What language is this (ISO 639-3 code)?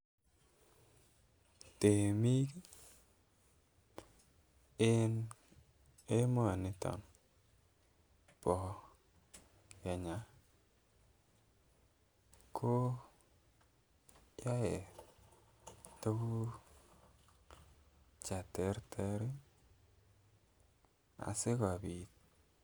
kln